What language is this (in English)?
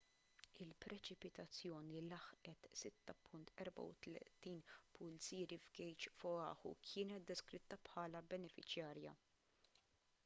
Maltese